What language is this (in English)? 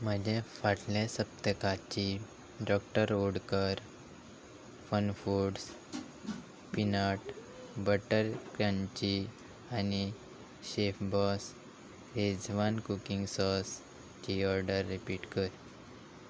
Konkani